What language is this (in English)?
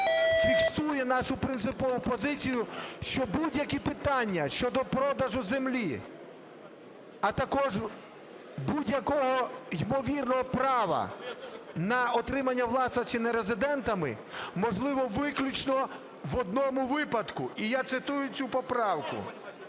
Ukrainian